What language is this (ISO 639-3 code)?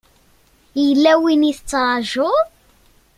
kab